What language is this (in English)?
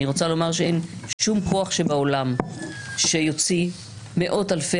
Hebrew